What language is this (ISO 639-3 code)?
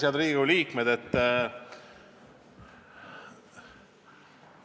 est